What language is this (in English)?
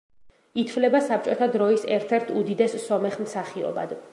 Georgian